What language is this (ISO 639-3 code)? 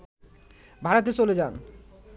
ben